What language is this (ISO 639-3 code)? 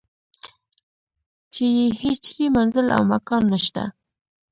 pus